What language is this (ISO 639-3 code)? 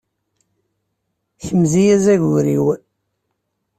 kab